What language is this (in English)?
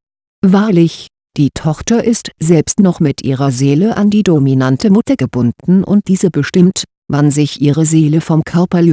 German